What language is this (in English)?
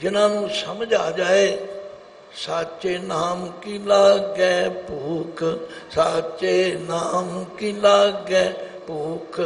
Hindi